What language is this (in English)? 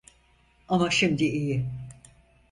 Turkish